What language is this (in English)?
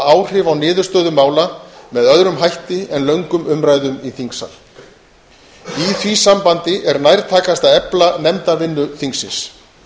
Icelandic